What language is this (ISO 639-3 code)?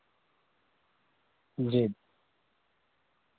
urd